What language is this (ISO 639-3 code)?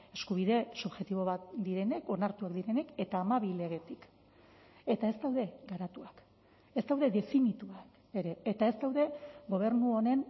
eus